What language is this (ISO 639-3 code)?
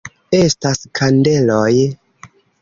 epo